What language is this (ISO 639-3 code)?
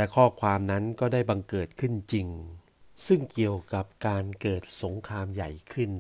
tha